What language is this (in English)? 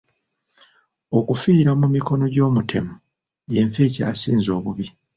Ganda